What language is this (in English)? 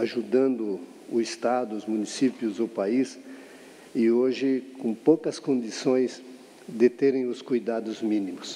Portuguese